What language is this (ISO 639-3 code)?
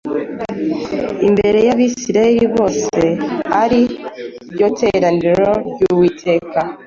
kin